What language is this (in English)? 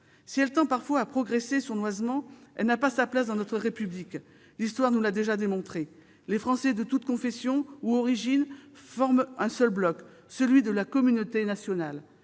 French